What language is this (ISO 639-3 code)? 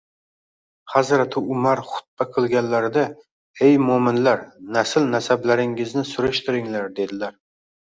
uzb